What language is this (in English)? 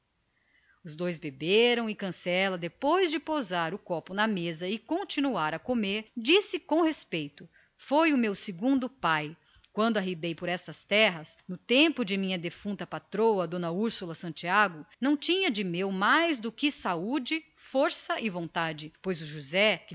Portuguese